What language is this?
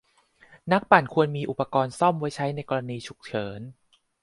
Thai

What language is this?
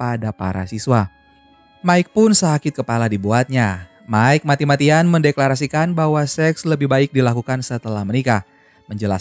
Indonesian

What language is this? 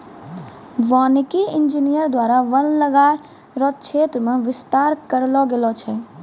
Maithili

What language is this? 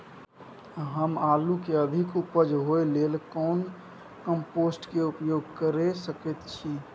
Maithili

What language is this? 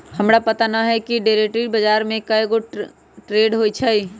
Magahi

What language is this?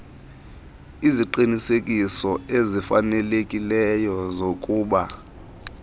Xhosa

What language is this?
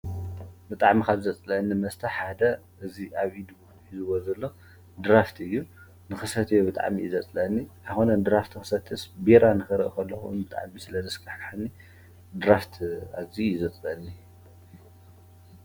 Tigrinya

